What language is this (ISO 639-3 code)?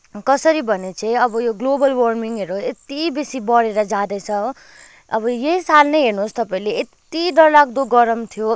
nep